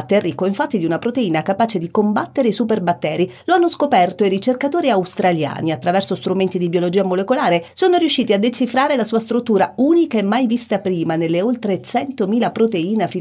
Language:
Italian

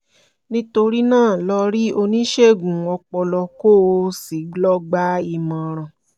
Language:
Yoruba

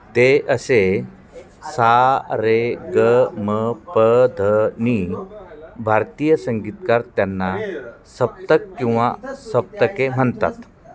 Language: Marathi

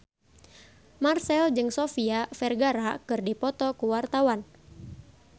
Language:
Sundanese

